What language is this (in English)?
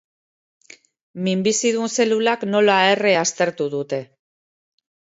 Basque